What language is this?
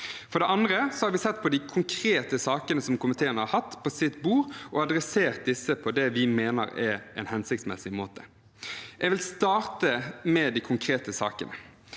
Norwegian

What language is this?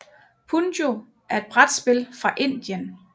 Danish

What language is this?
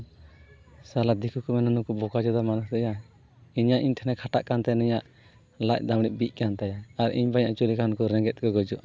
Santali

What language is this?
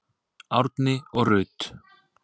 Icelandic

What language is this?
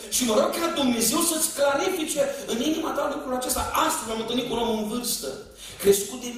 Romanian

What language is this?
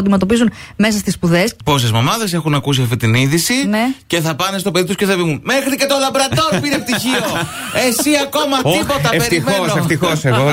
Greek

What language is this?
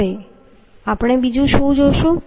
Gujarati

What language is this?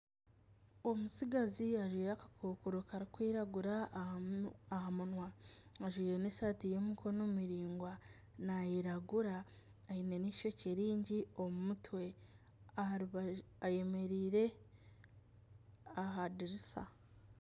Nyankole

